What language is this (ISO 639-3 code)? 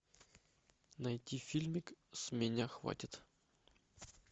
rus